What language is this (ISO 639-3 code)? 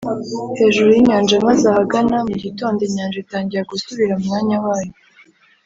kin